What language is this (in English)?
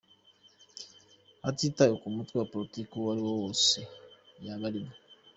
Kinyarwanda